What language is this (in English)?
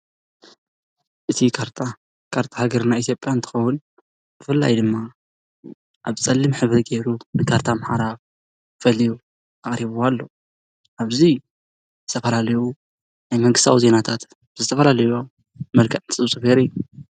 Tigrinya